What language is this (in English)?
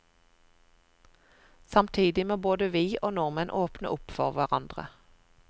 Norwegian